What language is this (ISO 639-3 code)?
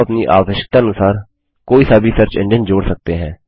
hin